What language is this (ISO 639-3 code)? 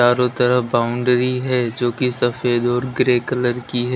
hin